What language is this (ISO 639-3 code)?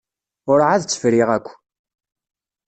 kab